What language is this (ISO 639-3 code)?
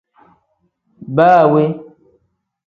kdh